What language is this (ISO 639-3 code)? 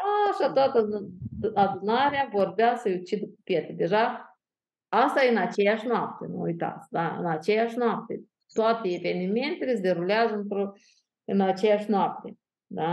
ron